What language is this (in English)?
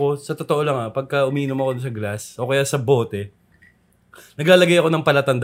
Filipino